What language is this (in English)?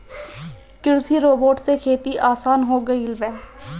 Bhojpuri